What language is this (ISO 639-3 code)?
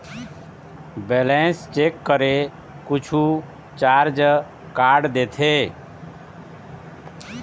hne